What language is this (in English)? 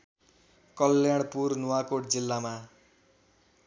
Nepali